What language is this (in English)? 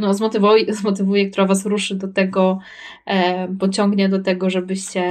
Polish